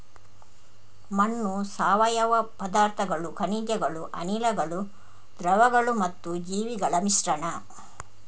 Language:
Kannada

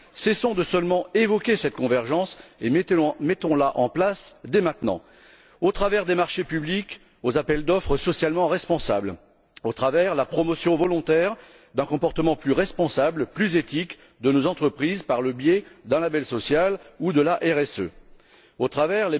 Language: French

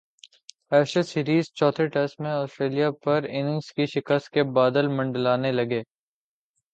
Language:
Urdu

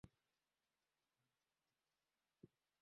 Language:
Swahili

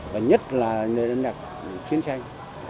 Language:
Vietnamese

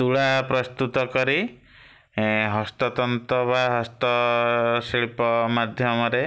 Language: Odia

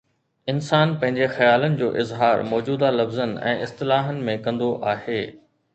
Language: Sindhi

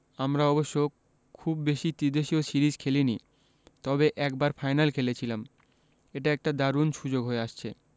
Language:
Bangla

